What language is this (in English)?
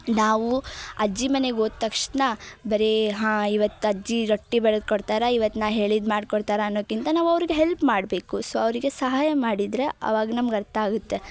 Kannada